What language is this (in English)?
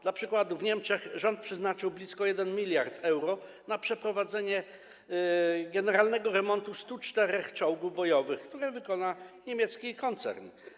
Polish